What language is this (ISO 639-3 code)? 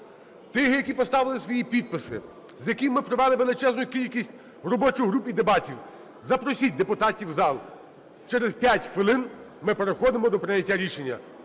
ukr